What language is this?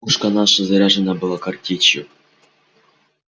Russian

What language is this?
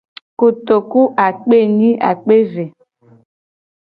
Gen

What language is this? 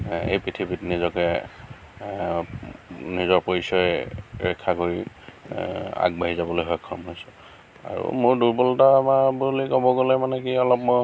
Assamese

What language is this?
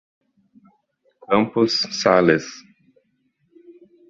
Portuguese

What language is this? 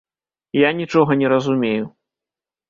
Belarusian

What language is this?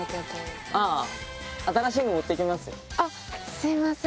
Japanese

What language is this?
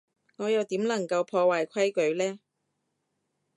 Cantonese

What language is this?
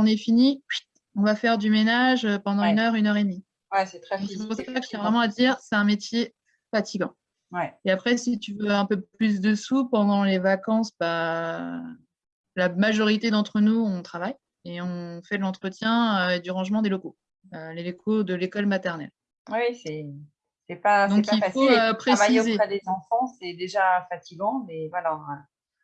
French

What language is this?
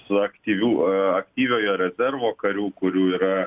Lithuanian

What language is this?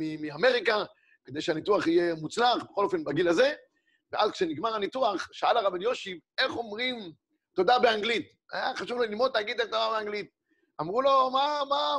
Hebrew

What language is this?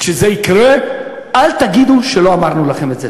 Hebrew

